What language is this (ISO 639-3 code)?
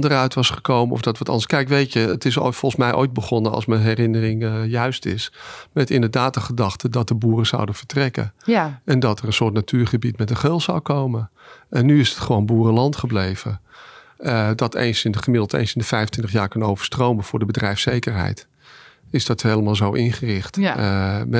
nld